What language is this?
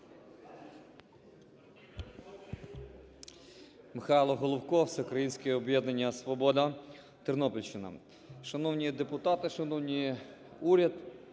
Ukrainian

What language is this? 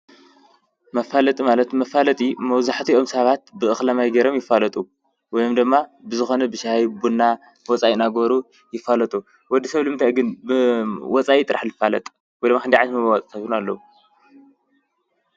Tigrinya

